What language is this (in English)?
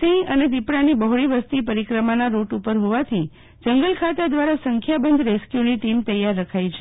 Gujarati